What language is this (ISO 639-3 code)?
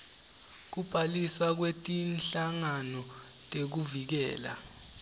ssw